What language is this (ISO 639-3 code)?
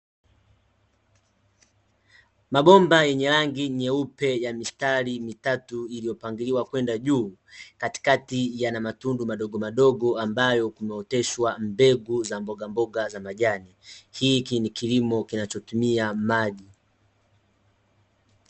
swa